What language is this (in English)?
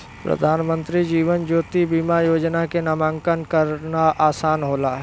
Bhojpuri